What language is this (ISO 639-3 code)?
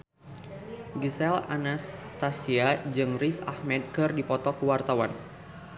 sun